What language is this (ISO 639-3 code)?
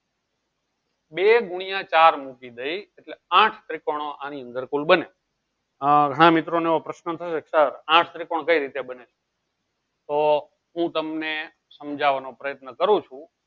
guj